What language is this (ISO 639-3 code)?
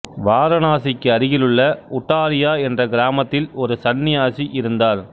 tam